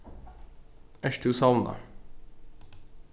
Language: Faroese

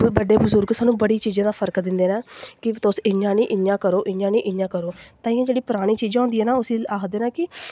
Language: Dogri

